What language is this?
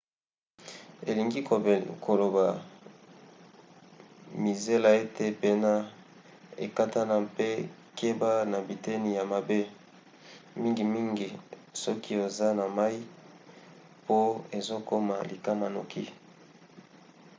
Lingala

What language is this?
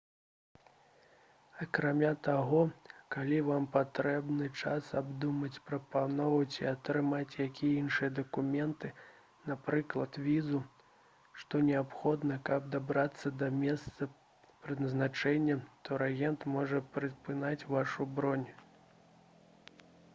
Belarusian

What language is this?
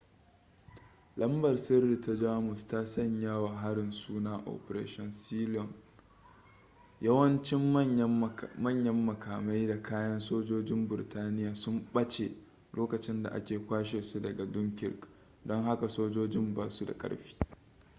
Hausa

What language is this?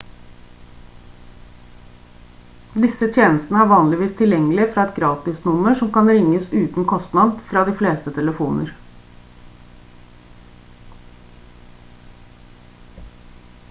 Norwegian Bokmål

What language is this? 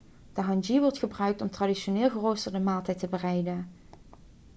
Dutch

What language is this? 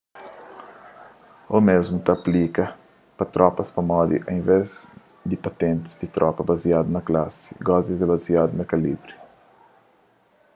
Kabuverdianu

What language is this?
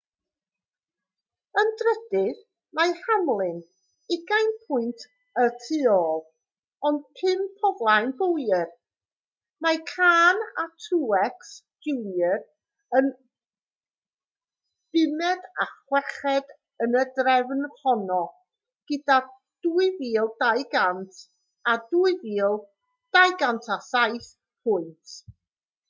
Welsh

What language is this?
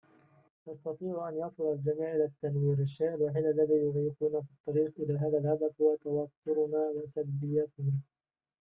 Arabic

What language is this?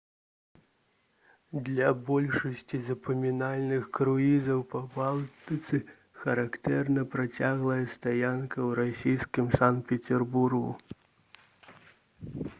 Belarusian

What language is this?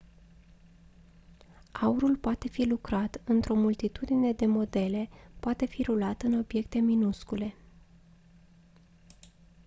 Romanian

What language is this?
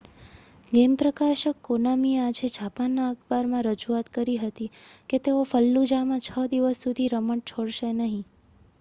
Gujarati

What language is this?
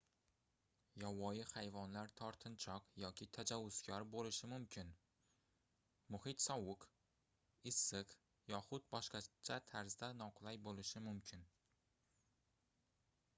Uzbek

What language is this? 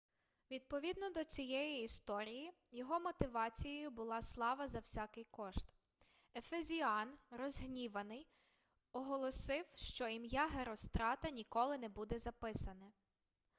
Ukrainian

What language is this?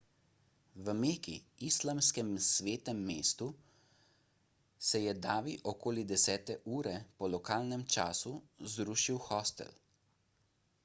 Slovenian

